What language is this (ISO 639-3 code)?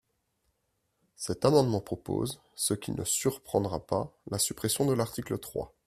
fra